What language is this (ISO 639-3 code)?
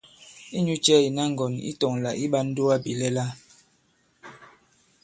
abb